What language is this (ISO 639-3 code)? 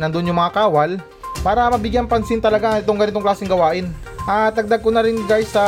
fil